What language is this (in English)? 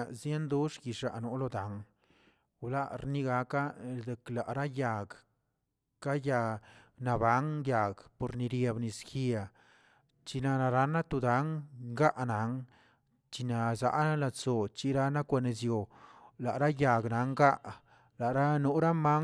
Tilquiapan Zapotec